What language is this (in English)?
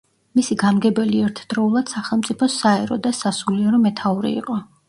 Georgian